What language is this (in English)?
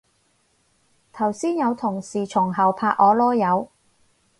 Cantonese